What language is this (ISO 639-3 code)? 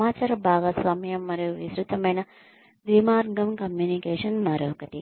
tel